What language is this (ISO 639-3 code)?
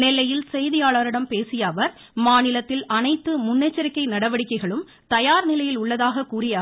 tam